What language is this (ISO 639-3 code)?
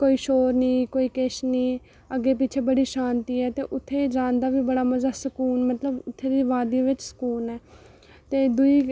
doi